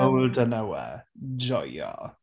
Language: Welsh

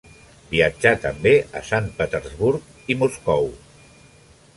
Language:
Catalan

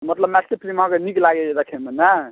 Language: Maithili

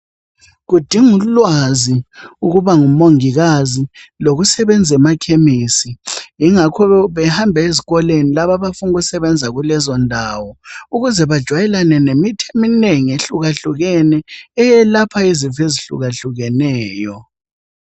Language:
North Ndebele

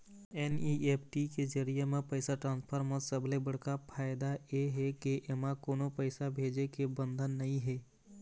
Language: Chhattisgarhi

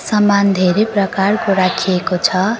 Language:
Nepali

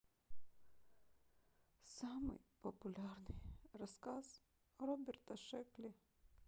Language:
Russian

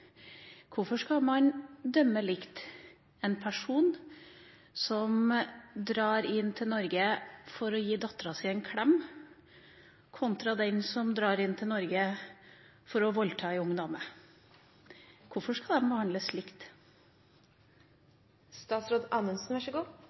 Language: Norwegian Bokmål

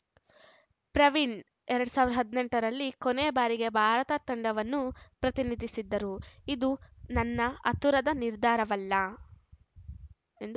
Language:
Kannada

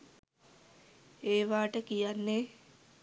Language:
Sinhala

